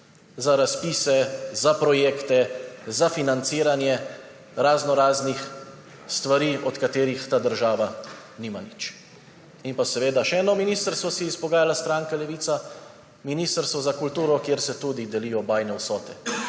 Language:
Slovenian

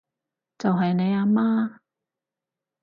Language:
Cantonese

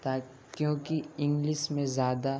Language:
Urdu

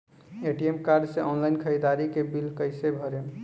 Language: Bhojpuri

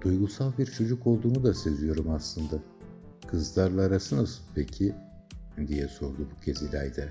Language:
Turkish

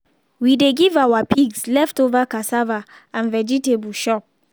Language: Nigerian Pidgin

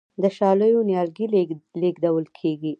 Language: Pashto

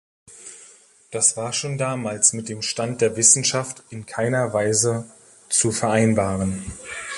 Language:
German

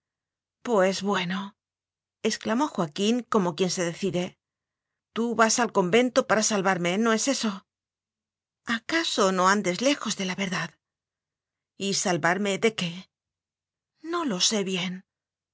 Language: Spanish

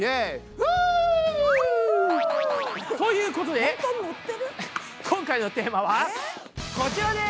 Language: Japanese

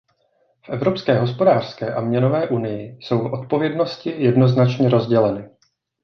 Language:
Czech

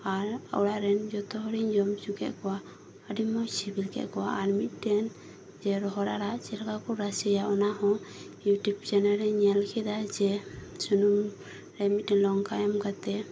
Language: Santali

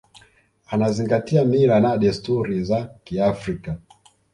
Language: Swahili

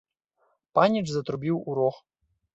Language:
Belarusian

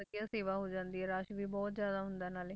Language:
Punjabi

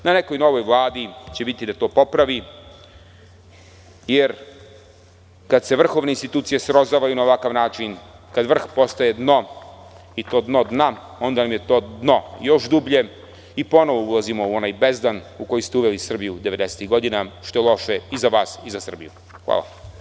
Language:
Serbian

